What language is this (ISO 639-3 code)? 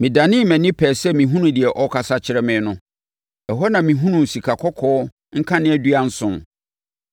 aka